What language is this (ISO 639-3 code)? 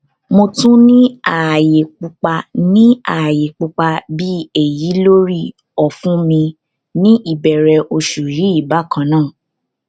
yor